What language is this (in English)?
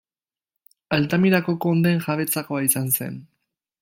Basque